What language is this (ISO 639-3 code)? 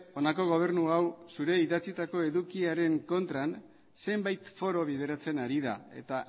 eus